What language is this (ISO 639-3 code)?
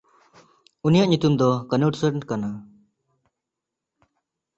sat